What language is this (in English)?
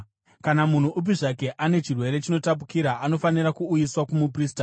Shona